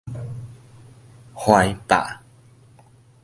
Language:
Min Nan Chinese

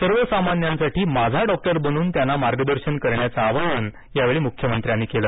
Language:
Marathi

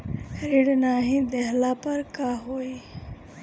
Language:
Bhojpuri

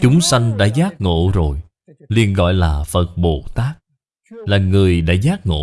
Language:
Vietnamese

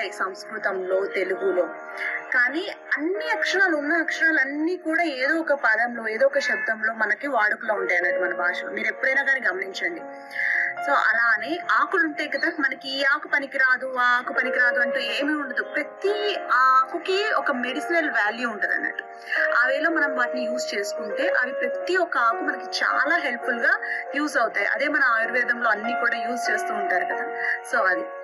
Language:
Telugu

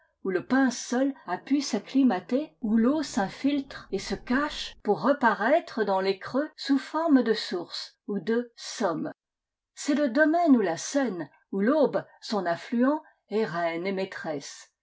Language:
French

